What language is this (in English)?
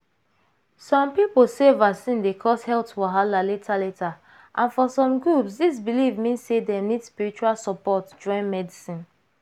Nigerian Pidgin